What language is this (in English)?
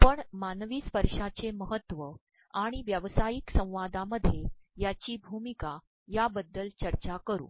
Marathi